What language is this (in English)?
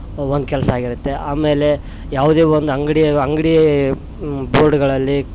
Kannada